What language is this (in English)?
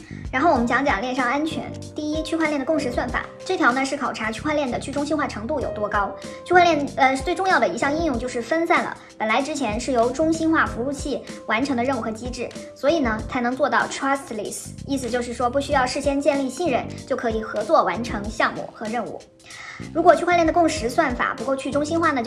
Chinese